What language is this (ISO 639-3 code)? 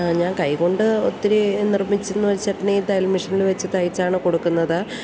mal